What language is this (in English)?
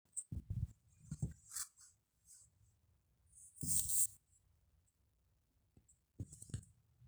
Masai